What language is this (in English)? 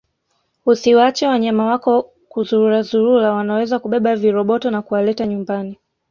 Swahili